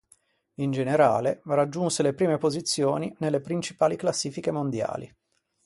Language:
Italian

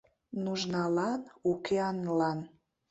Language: Mari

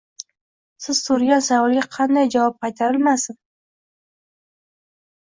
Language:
Uzbek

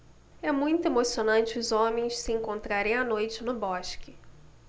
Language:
Portuguese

